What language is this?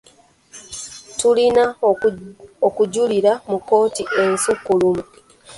Ganda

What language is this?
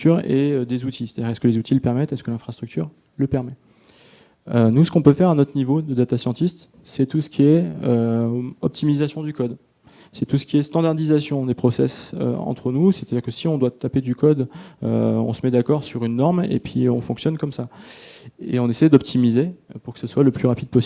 French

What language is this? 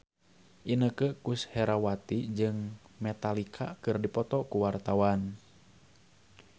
Sundanese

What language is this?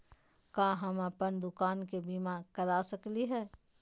Magahi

